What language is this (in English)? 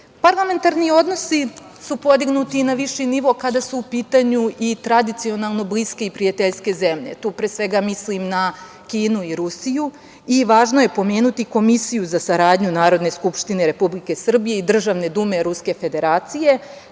Serbian